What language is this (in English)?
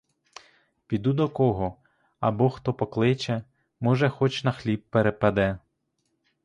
Ukrainian